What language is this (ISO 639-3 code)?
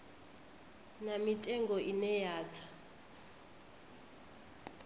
ven